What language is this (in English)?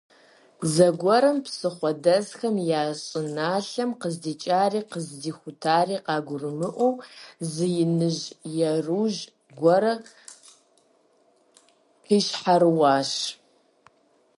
Kabardian